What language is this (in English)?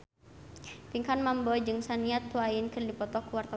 Sundanese